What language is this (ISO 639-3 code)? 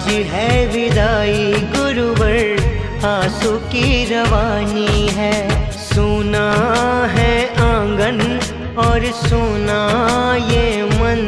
hin